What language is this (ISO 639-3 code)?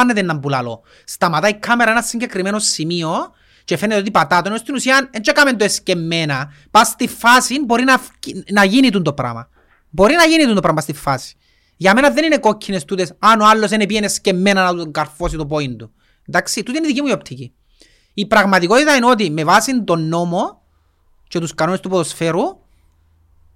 ell